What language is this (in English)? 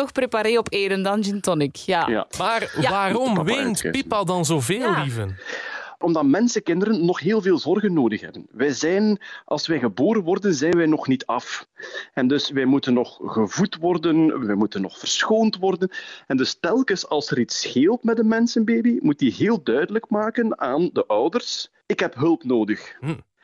Dutch